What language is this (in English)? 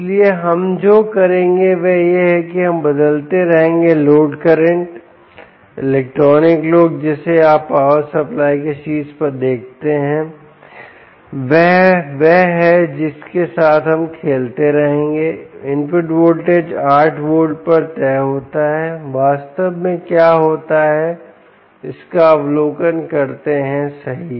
Hindi